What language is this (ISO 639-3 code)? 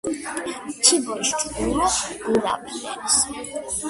kat